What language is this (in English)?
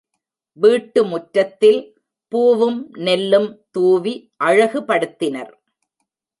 Tamil